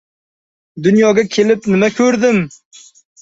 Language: Uzbek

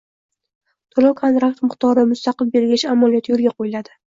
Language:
Uzbek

